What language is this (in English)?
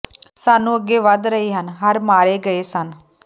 Punjabi